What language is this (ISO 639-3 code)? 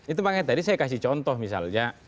ind